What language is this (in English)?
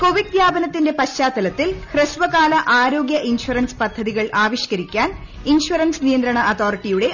Malayalam